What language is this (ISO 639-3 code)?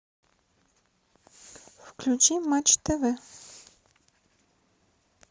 rus